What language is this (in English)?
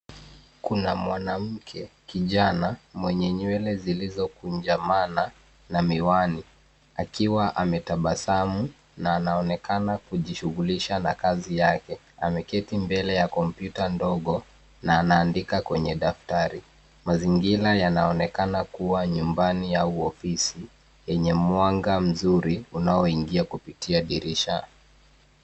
Swahili